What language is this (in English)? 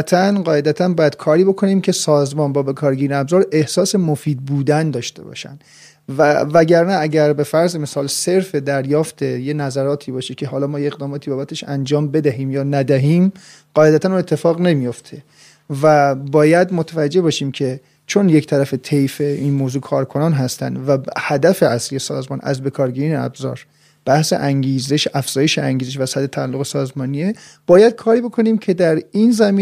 Persian